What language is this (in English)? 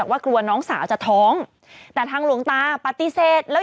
Thai